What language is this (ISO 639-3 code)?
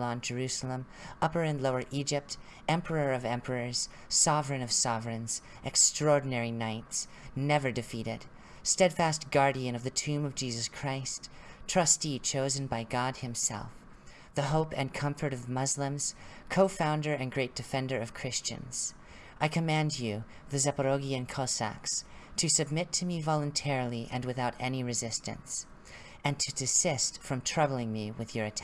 eng